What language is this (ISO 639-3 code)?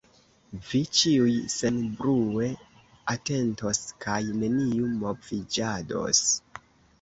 epo